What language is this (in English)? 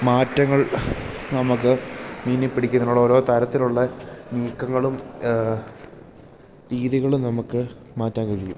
Malayalam